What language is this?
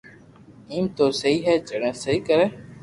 Loarki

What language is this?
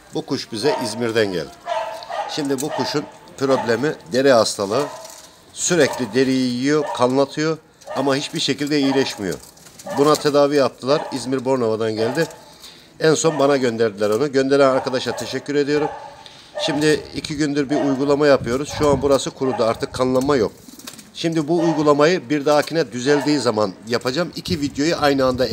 Turkish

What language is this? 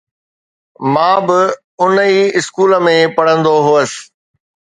Sindhi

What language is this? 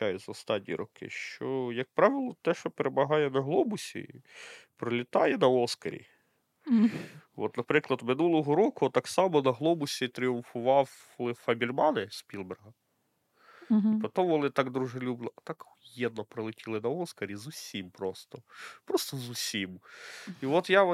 Ukrainian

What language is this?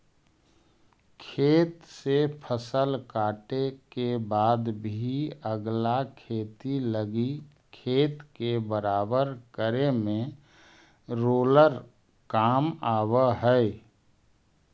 Magahi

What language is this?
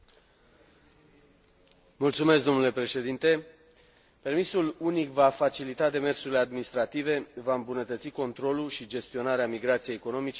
Romanian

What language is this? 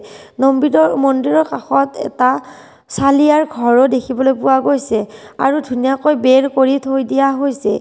Assamese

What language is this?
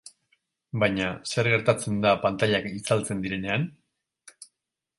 Basque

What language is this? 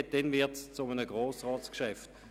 Swiss German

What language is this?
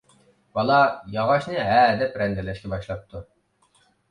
Uyghur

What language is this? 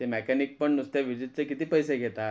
Marathi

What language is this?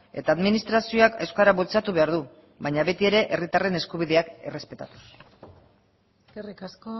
Basque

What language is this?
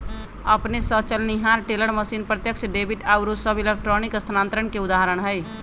Magahi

